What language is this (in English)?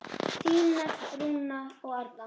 Icelandic